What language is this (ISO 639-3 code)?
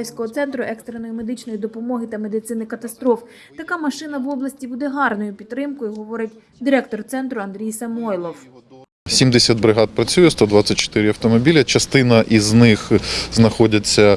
ukr